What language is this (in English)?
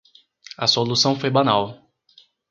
Portuguese